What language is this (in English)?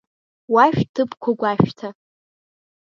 Abkhazian